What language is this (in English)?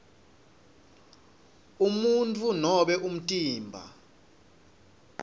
Swati